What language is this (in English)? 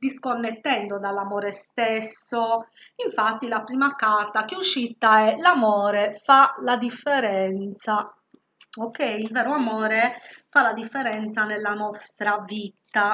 Italian